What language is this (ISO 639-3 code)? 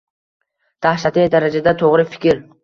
uzb